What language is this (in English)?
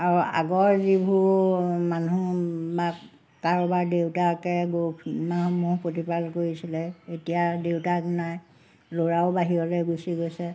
Assamese